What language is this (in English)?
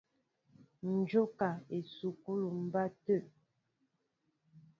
Mbo (Cameroon)